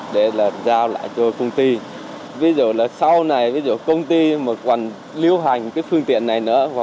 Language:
Vietnamese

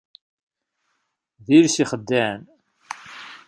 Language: Kabyle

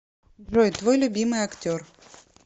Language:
Russian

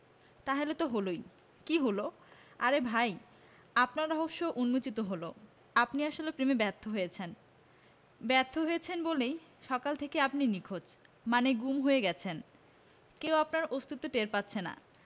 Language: Bangla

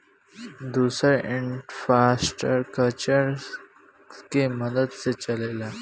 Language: Bhojpuri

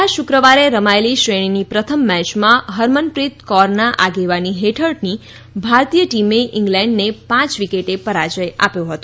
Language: Gujarati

